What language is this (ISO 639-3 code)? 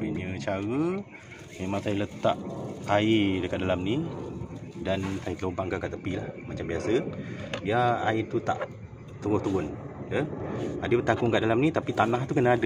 msa